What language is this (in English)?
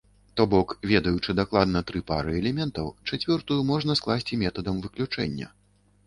Belarusian